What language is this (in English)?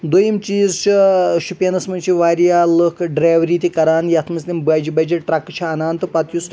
Kashmiri